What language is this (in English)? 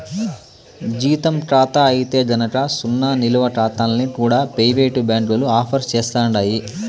Telugu